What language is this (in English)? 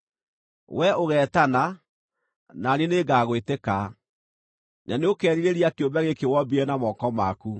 Kikuyu